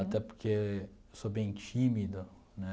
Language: Portuguese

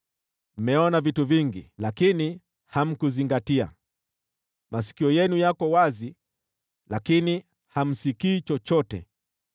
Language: Swahili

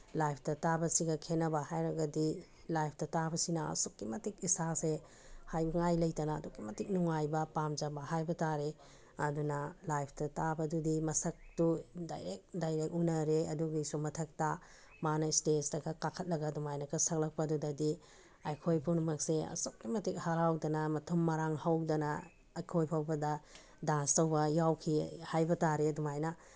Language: Manipuri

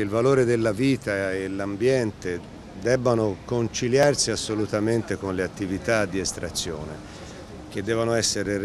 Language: Italian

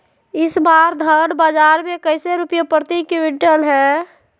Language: Magahi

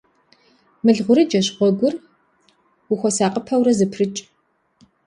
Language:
Kabardian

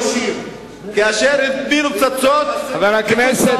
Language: Hebrew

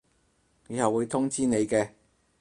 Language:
Cantonese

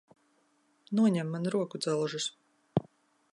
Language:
Latvian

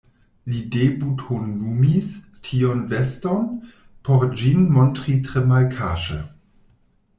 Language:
Esperanto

